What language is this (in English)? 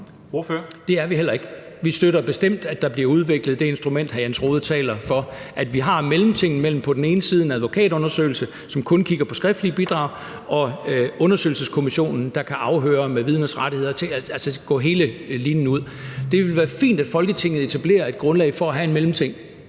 Danish